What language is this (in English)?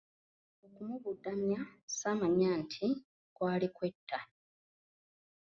Ganda